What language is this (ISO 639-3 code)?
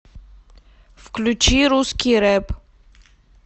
rus